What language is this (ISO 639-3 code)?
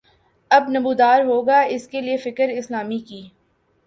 urd